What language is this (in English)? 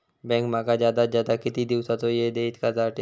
Marathi